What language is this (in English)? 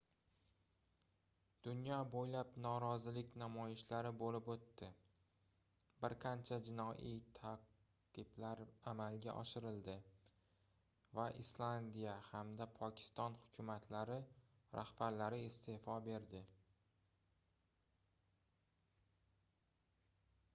Uzbek